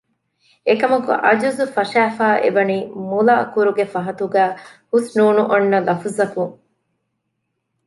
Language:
Divehi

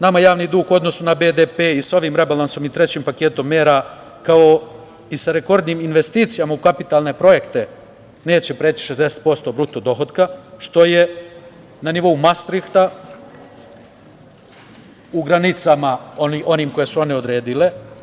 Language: Serbian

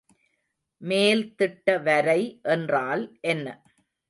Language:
Tamil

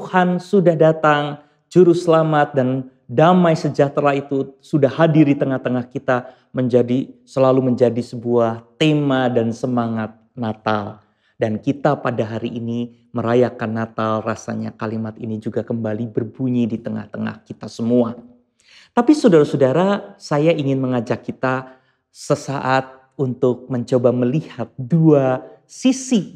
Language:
Indonesian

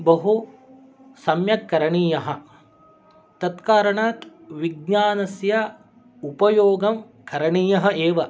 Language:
Sanskrit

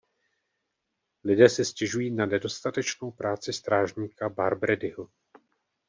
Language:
Czech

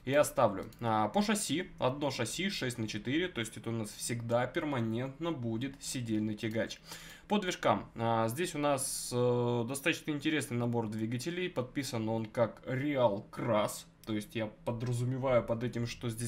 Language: Russian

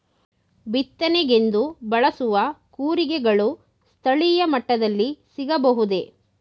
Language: Kannada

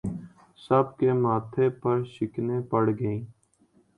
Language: Urdu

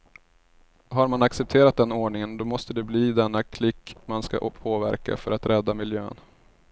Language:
Swedish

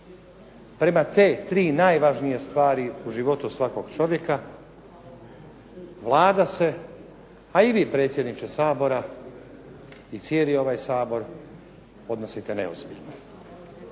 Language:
Croatian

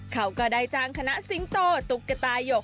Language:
Thai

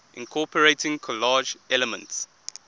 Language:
English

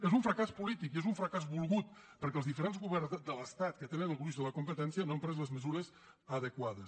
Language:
Catalan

